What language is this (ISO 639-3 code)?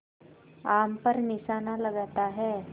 hin